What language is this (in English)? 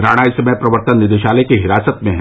Hindi